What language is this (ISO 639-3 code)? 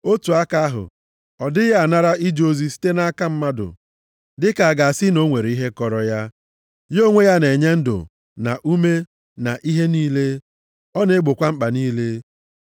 ibo